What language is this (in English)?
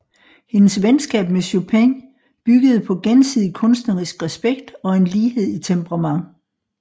Danish